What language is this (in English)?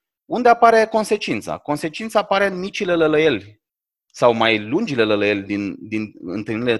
Romanian